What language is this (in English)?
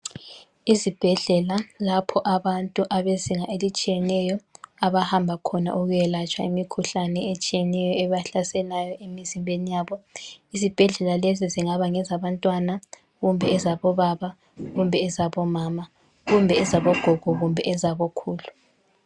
North Ndebele